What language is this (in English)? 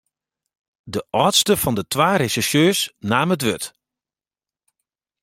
Western Frisian